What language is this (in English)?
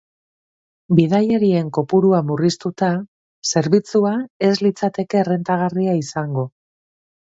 Basque